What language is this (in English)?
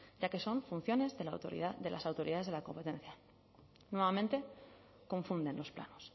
Spanish